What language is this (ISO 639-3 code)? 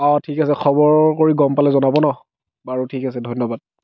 asm